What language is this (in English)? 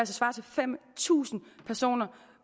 Danish